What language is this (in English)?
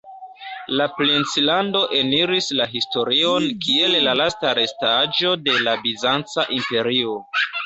Esperanto